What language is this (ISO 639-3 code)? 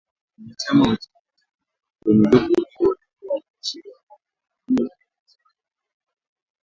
swa